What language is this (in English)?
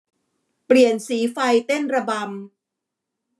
Thai